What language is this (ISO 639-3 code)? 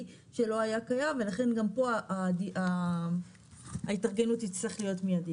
heb